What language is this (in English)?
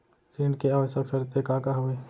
Chhattisgarhi